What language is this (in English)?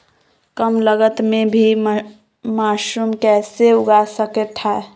Magahi